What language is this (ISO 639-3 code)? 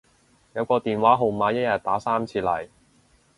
yue